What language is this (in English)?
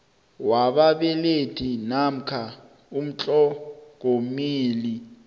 South Ndebele